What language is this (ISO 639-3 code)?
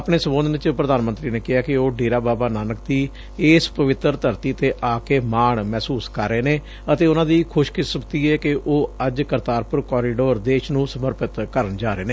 pan